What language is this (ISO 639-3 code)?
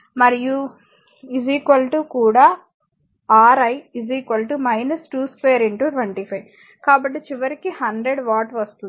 tel